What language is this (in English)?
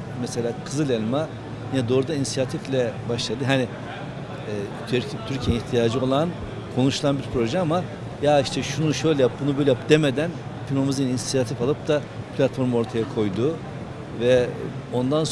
Turkish